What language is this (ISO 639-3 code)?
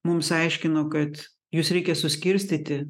lit